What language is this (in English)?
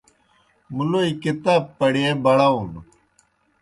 Kohistani Shina